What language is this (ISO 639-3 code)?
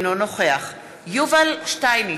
heb